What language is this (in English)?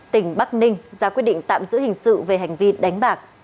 Vietnamese